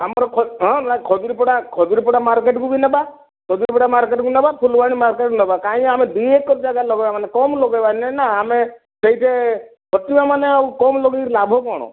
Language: Odia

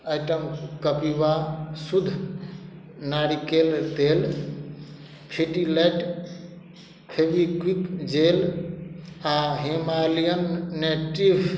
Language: Maithili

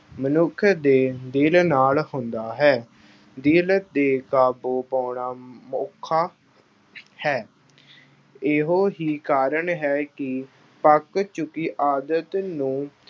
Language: Punjabi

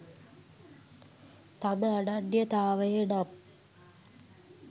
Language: Sinhala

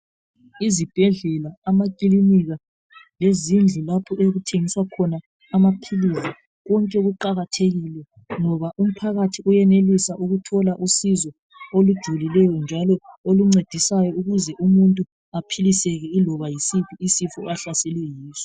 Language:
North Ndebele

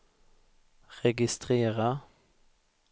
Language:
Swedish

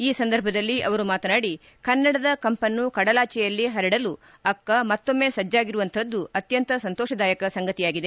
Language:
Kannada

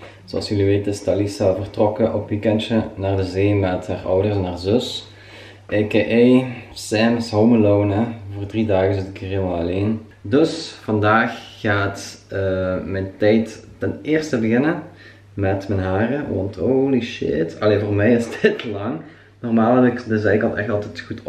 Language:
Dutch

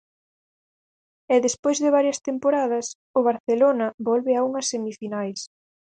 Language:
Galician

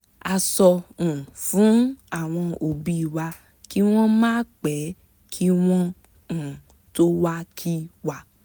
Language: Yoruba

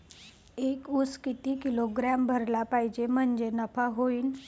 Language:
Marathi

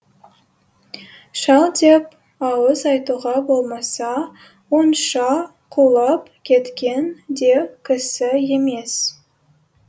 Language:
Kazakh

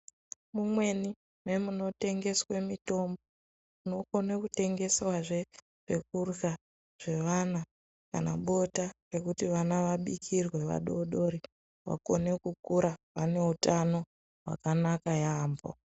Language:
Ndau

